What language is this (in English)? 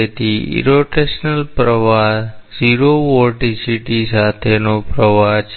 Gujarati